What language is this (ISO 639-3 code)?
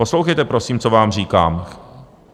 ces